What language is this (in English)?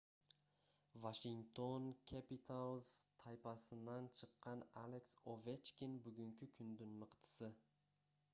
Kyrgyz